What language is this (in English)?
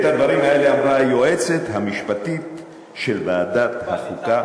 Hebrew